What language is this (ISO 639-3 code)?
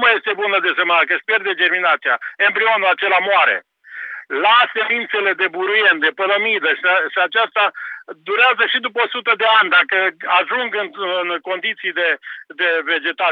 ron